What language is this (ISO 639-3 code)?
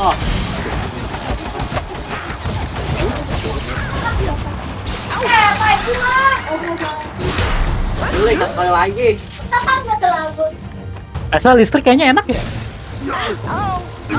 ind